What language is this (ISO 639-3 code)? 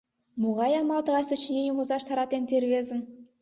chm